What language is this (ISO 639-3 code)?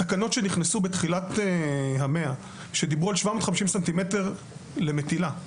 heb